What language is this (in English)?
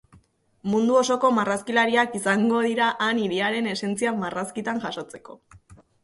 Basque